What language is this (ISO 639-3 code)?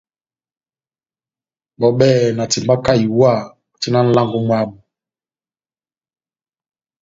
bnm